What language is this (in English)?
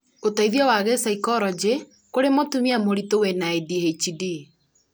Kikuyu